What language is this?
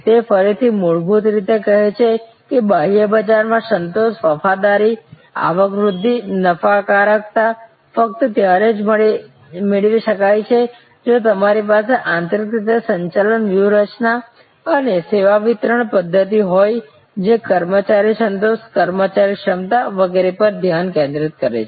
Gujarati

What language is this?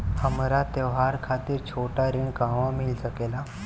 Bhojpuri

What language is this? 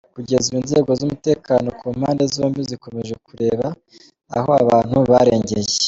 Kinyarwanda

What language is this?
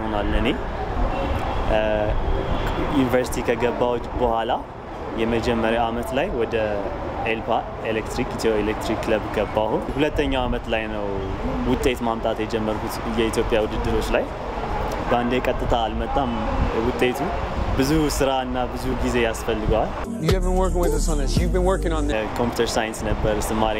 Turkish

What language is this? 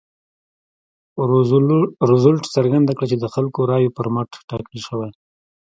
Pashto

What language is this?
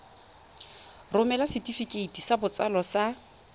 Tswana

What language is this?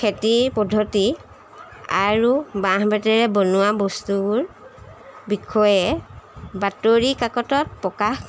Assamese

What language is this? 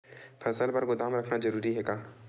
Chhattisgarhi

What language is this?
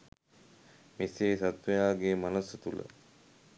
Sinhala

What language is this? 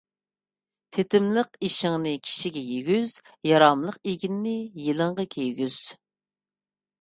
Uyghur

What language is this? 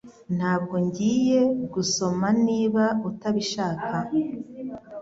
Kinyarwanda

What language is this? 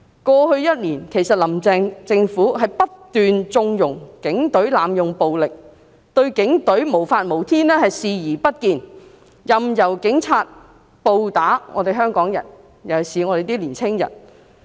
Cantonese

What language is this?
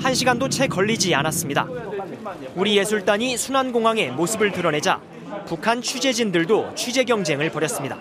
Korean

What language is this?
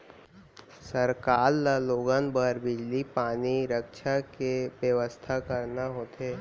Chhattisgarhi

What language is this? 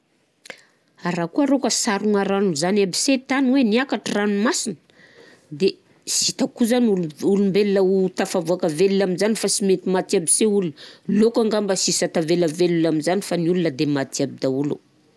Southern Betsimisaraka Malagasy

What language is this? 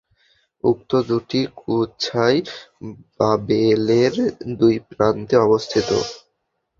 Bangla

